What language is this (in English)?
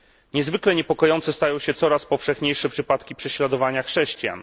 Polish